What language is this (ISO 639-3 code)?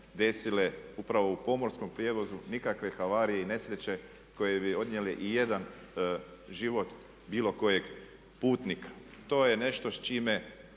hrv